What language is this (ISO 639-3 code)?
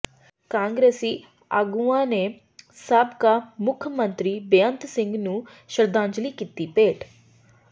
pan